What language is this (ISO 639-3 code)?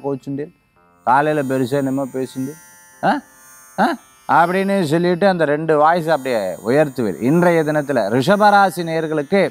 tam